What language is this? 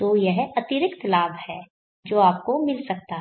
Hindi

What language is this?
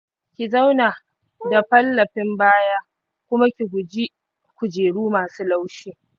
Hausa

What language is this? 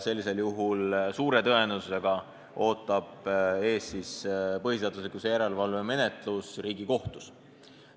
Estonian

